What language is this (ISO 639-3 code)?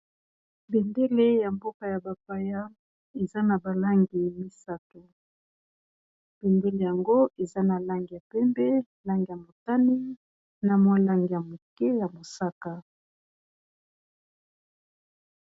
lin